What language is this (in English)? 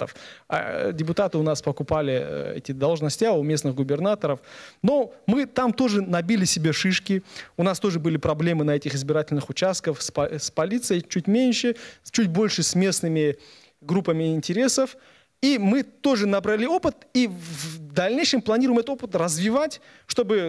Russian